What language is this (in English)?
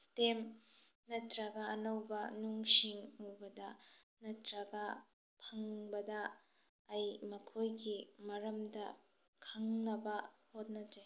Manipuri